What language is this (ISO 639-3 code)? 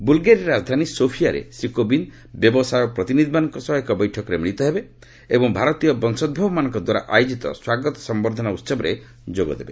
ori